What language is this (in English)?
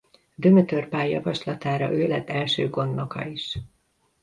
Hungarian